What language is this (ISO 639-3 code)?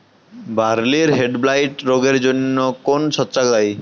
ben